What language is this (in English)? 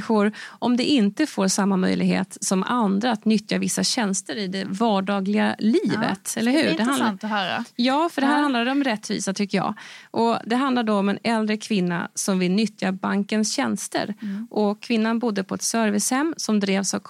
Swedish